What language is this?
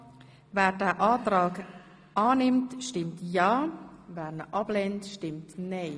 Swiss German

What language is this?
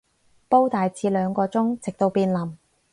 Cantonese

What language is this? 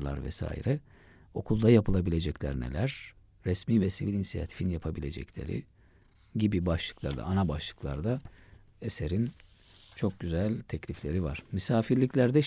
Turkish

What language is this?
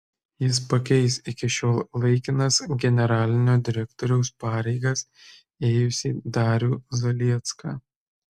Lithuanian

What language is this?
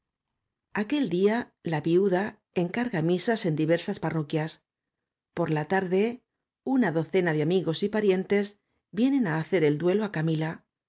Spanish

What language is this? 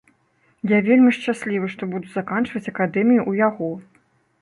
Belarusian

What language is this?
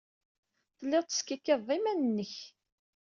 Kabyle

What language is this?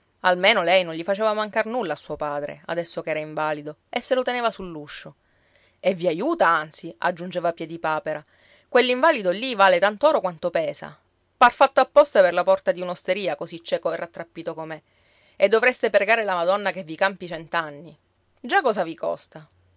Italian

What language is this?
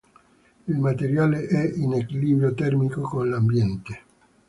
Italian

